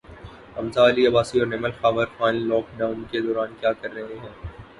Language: Urdu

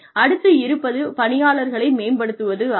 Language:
Tamil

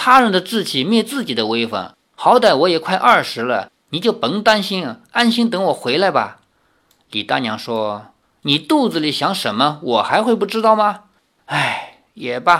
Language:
Chinese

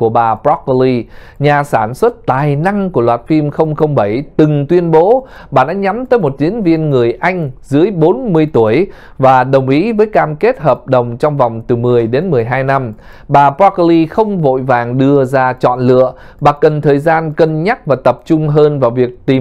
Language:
Vietnamese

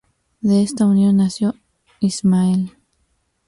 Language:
Spanish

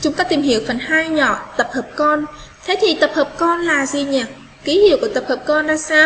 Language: Vietnamese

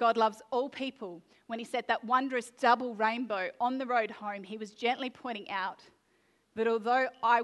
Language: English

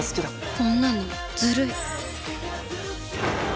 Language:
Japanese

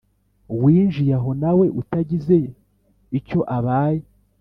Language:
Kinyarwanda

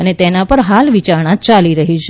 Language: Gujarati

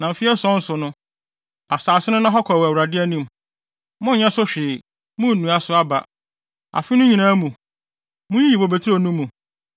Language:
Akan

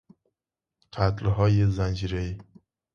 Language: Persian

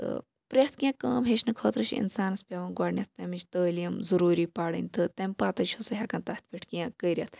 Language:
Kashmiri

